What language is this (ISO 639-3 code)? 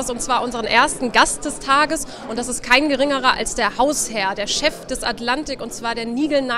deu